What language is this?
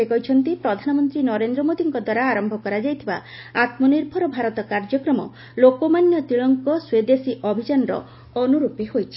Odia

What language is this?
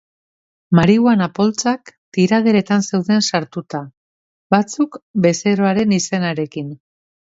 Basque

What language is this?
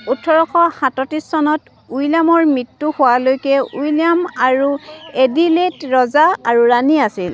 Assamese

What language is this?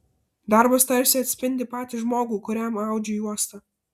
Lithuanian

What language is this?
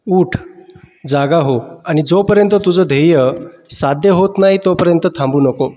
Marathi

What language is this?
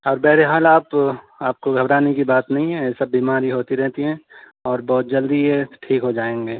Urdu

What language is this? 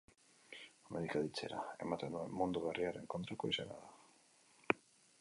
Basque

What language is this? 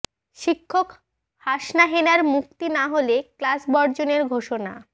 Bangla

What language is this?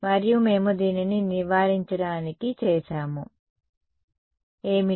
Telugu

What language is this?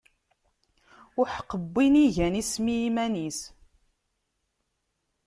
Kabyle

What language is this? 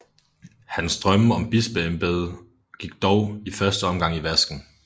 Danish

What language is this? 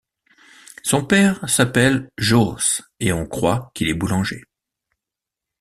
French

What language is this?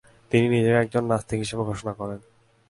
Bangla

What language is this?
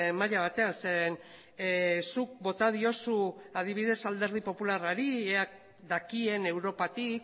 Basque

